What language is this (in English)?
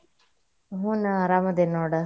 Kannada